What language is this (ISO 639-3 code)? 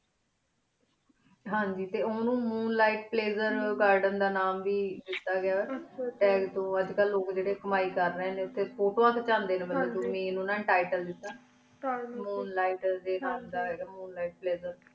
pan